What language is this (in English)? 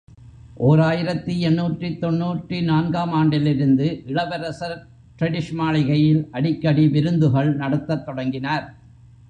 Tamil